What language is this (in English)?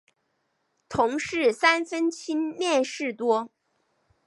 Chinese